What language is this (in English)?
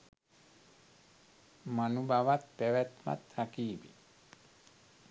Sinhala